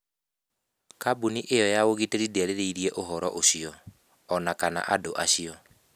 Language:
Kikuyu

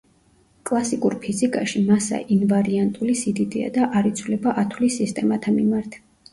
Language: Georgian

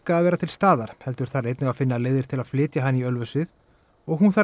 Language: Icelandic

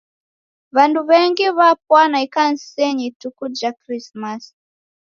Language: Taita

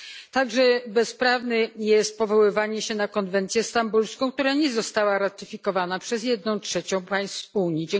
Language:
Polish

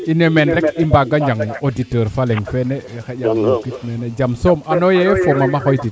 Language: Serer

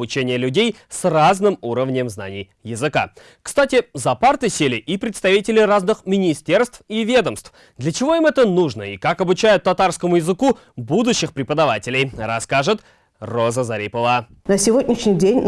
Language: Russian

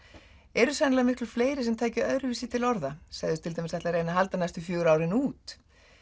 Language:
Icelandic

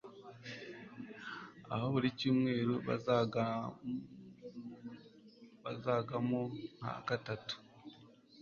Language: Kinyarwanda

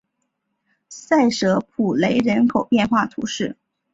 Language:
Chinese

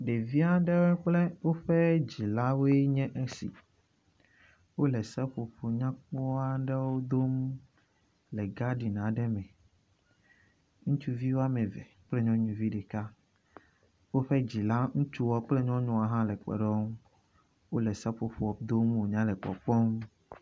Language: Ewe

